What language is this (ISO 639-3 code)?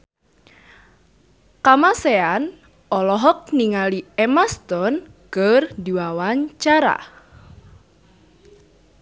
sun